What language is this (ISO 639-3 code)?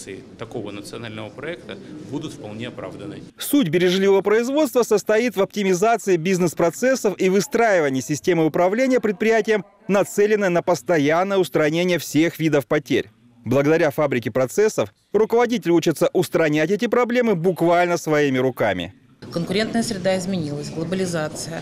rus